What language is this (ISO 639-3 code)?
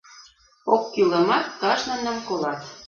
chm